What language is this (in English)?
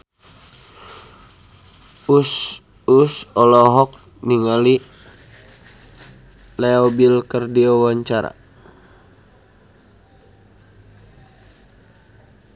Sundanese